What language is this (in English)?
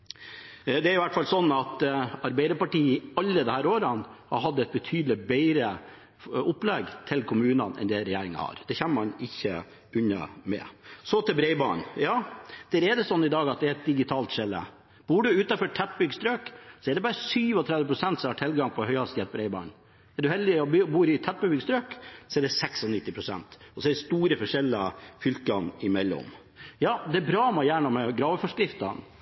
Norwegian Bokmål